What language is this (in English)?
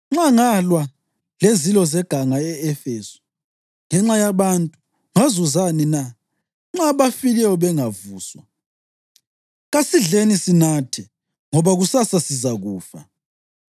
North Ndebele